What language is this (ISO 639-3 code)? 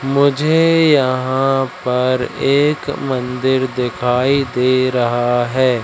hin